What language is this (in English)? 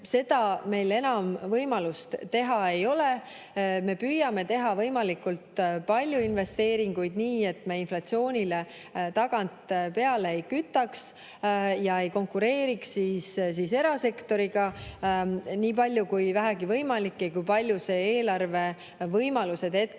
Estonian